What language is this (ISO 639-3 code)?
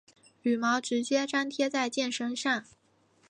zho